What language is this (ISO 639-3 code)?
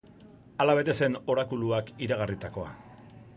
eus